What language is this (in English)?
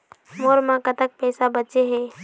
Chhattisgarhi